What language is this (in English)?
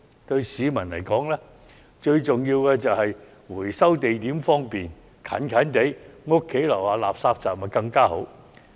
Cantonese